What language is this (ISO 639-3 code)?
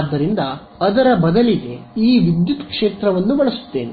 kan